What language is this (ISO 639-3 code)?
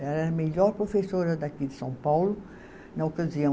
por